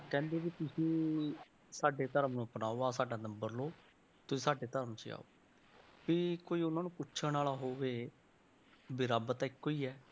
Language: Punjabi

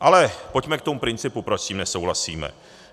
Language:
Czech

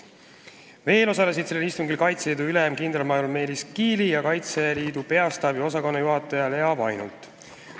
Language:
Estonian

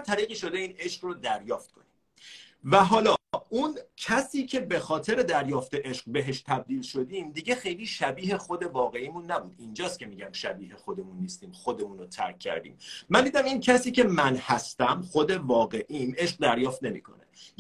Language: Persian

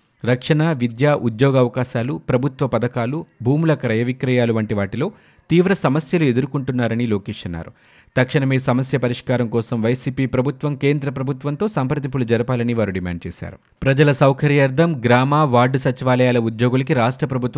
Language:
Telugu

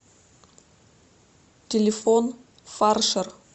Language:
Russian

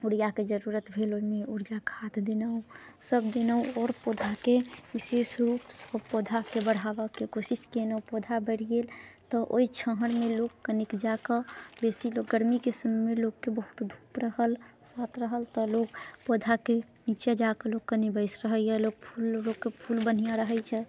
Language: Maithili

